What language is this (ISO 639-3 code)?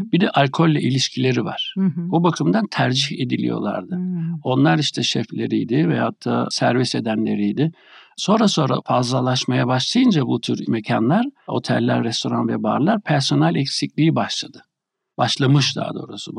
tur